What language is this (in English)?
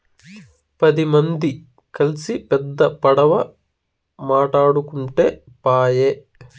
Telugu